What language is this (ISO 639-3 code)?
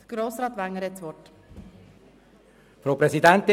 gsw